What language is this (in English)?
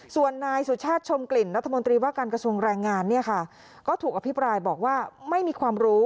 Thai